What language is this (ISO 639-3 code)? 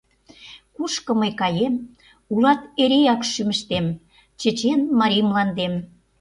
chm